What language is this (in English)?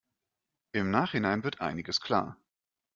German